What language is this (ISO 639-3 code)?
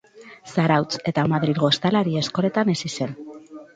eus